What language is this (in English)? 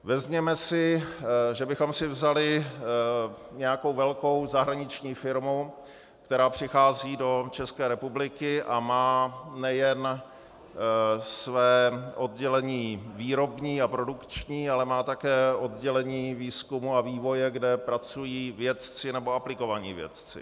Czech